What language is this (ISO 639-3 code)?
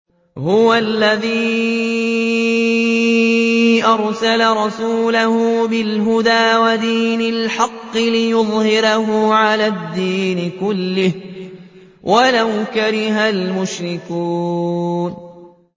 ara